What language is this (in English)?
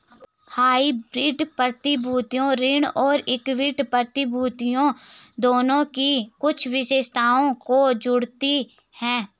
Hindi